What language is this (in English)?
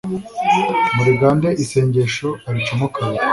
Kinyarwanda